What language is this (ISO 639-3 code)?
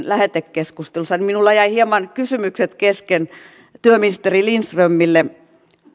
fin